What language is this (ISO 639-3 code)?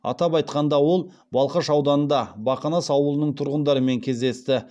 kaz